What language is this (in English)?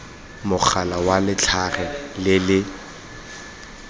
Tswana